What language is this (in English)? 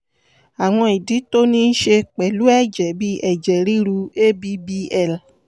Yoruba